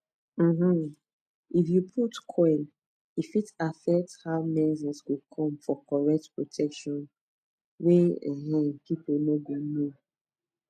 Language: Nigerian Pidgin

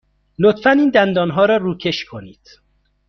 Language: Persian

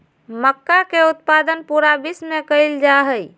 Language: Magahi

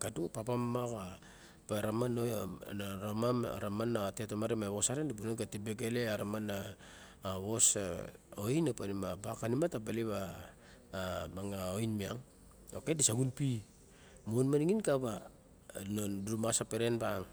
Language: Barok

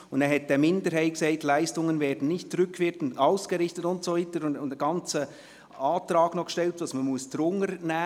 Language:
Swiss German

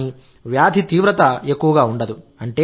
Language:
Telugu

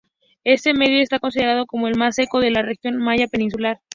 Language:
Spanish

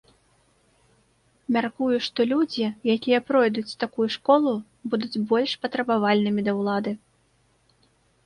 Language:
Belarusian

